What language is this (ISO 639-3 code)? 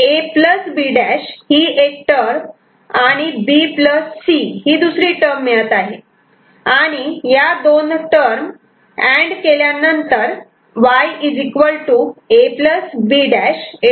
mar